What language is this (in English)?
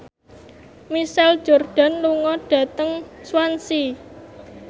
Javanese